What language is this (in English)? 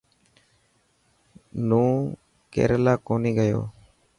Dhatki